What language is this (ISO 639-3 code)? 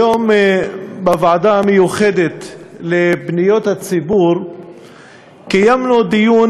heb